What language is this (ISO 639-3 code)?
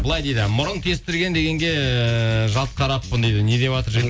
kaz